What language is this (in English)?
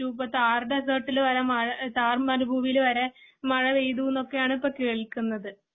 Malayalam